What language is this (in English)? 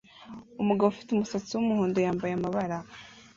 Kinyarwanda